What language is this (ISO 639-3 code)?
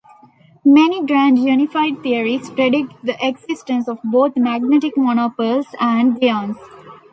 eng